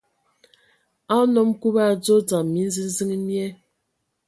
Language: Ewondo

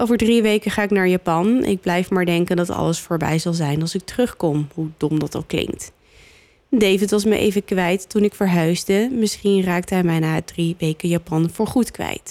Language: Dutch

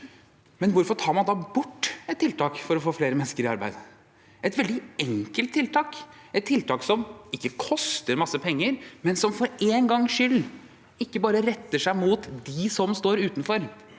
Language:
Norwegian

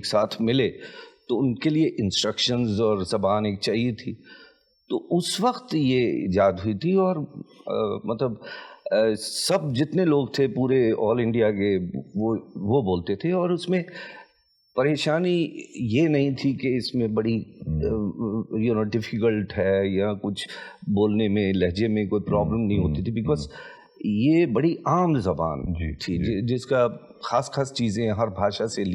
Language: Urdu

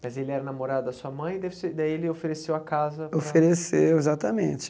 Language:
Portuguese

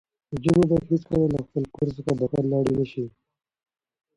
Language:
Pashto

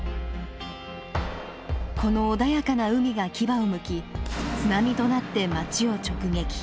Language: Japanese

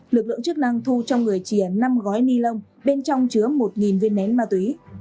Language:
Vietnamese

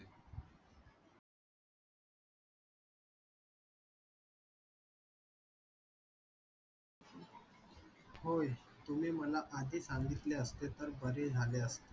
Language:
Marathi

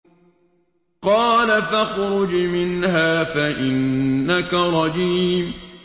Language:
Arabic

